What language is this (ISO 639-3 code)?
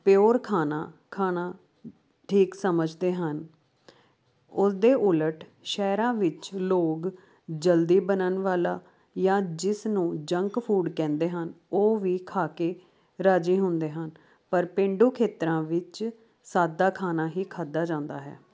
pan